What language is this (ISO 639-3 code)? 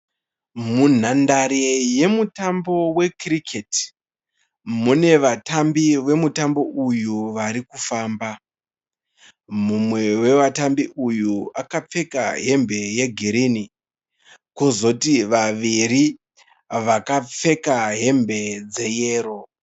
sna